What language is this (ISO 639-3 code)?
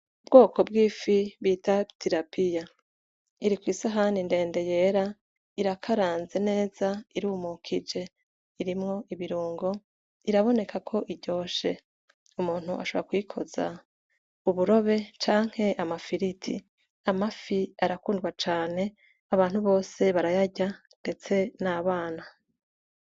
run